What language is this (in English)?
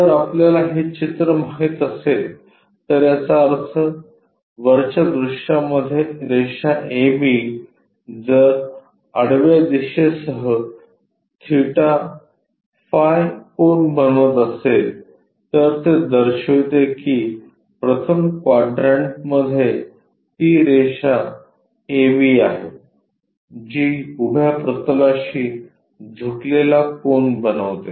Marathi